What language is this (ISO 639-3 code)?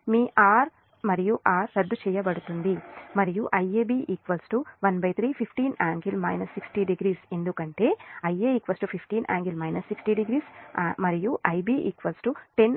tel